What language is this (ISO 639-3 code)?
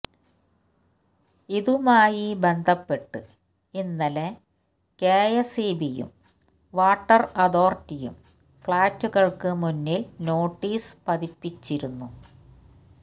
mal